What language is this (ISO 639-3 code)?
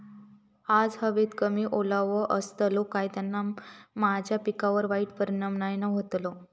mar